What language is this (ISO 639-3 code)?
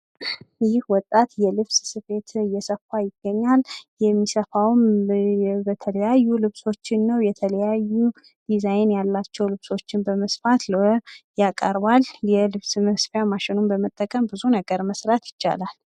amh